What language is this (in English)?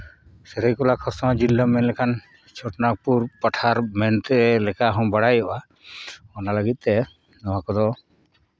Santali